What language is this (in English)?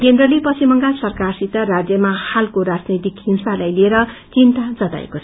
Nepali